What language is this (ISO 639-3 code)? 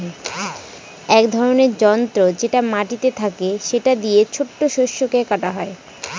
ben